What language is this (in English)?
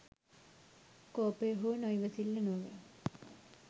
Sinhala